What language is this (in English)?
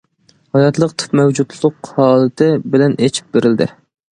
Uyghur